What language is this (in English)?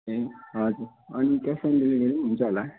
Nepali